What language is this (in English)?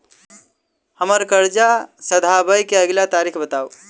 Maithili